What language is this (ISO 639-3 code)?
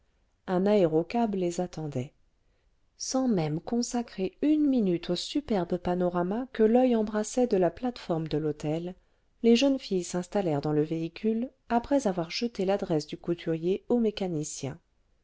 fra